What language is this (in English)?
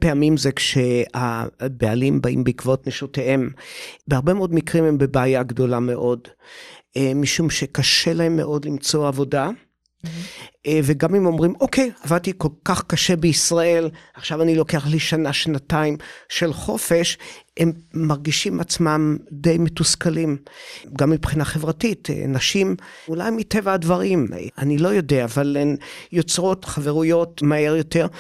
Hebrew